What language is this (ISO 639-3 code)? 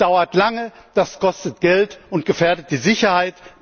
deu